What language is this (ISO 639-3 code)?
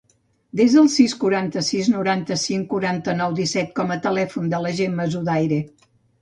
cat